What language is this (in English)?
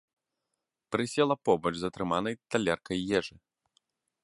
Belarusian